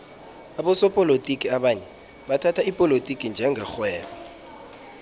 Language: South Ndebele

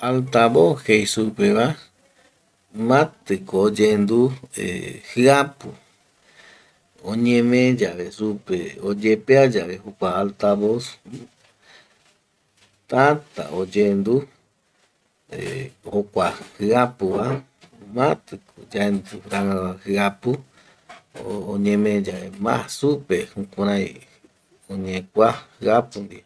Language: Eastern Bolivian Guaraní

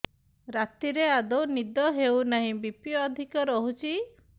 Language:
Odia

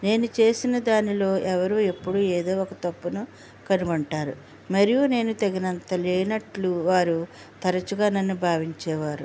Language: Telugu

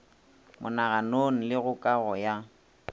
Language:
Northern Sotho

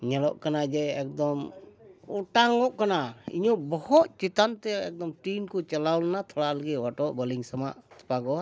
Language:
Santali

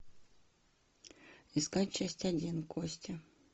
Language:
Russian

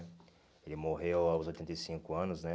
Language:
Portuguese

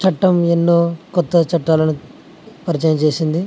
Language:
Telugu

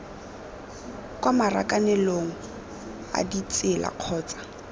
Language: Tswana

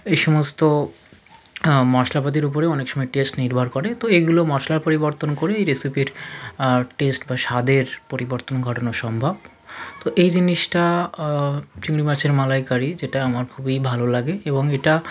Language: Bangla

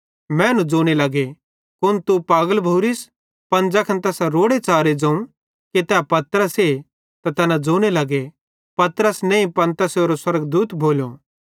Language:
Bhadrawahi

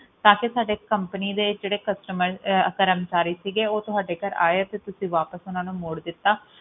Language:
Punjabi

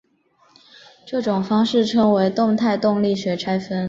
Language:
Chinese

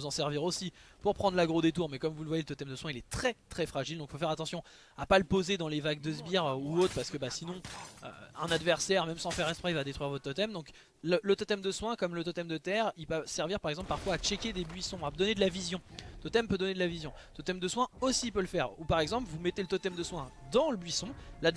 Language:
French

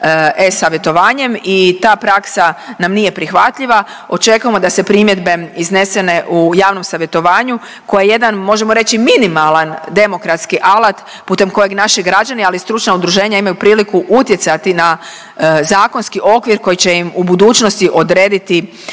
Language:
Croatian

